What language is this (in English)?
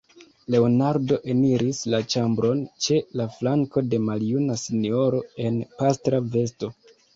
Esperanto